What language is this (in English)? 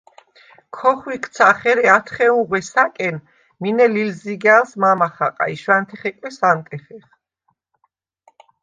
Svan